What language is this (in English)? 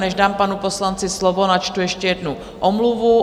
Czech